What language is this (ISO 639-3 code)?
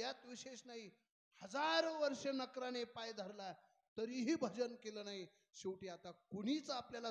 ara